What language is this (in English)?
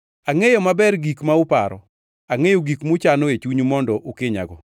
Luo (Kenya and Tanzania)